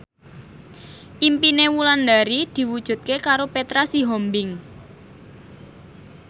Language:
Javanese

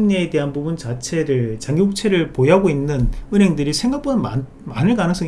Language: Korean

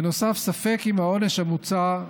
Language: Hebrew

